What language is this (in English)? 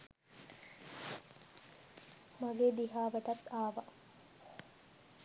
Sinhala